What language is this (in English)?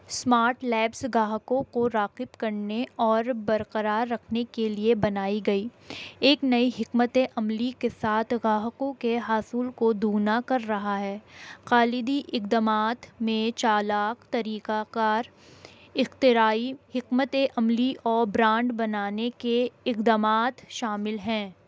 Urdu